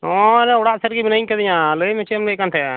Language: Santali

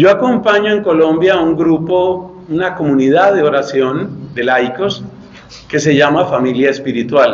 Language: Spanish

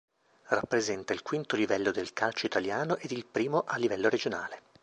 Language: Italian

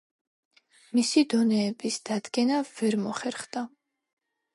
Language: Georgian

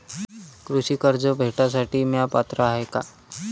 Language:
Marathi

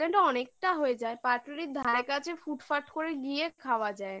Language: Bangla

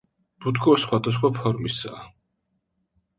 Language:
Georgian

